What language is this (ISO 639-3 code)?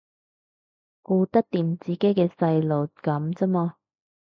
yue